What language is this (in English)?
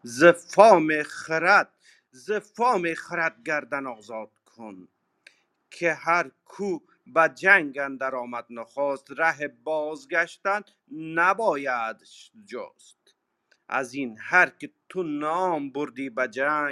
Persian